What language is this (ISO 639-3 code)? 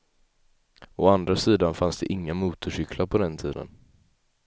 swe